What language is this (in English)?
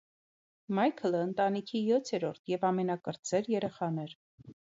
Armenian